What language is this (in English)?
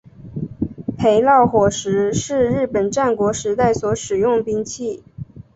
Chinese